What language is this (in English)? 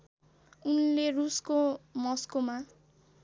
Nepali